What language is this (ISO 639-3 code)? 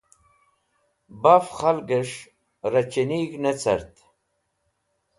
wbl